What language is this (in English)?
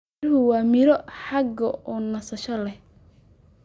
Somali